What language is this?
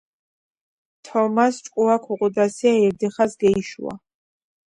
Georgian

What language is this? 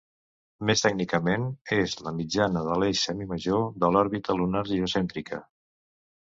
Catalan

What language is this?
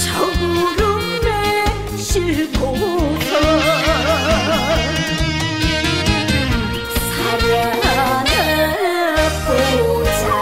Korean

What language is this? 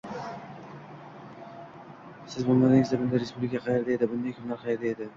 Uzbek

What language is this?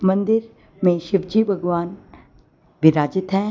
Hindi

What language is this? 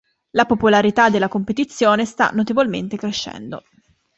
Italian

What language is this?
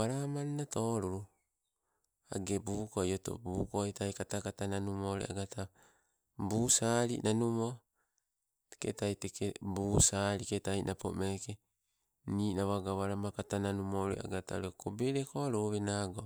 Sibe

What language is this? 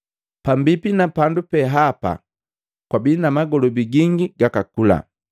Matengo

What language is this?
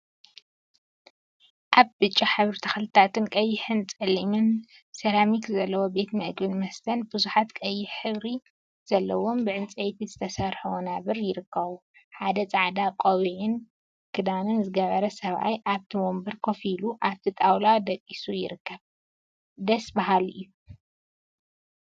Tigrinya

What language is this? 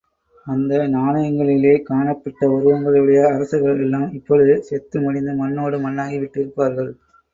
Tamil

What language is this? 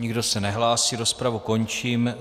Czech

